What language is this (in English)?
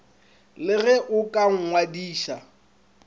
Northern Sotho